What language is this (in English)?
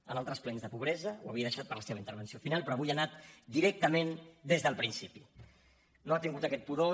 Catalan